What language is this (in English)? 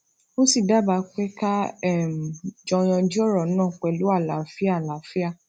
Yoruba